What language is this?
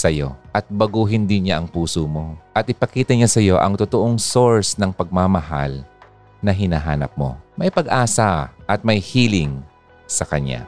Filipino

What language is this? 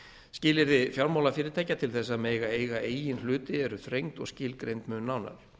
Icelandic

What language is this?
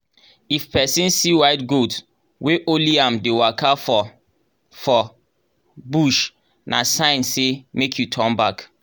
Nigerian Pidgin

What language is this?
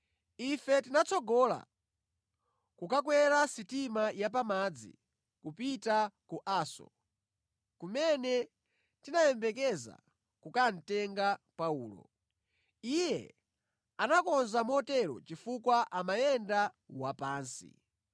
Nyanja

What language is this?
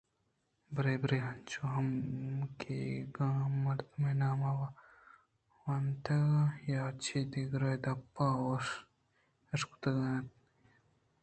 Eastern Balochi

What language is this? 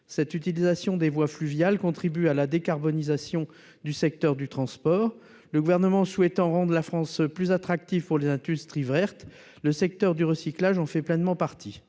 French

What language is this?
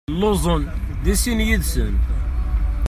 Kabyle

